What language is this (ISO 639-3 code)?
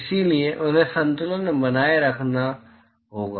hin